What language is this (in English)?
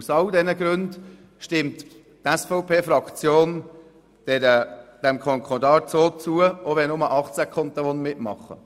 Swiss German